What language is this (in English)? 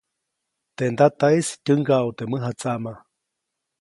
Copainalá Zoque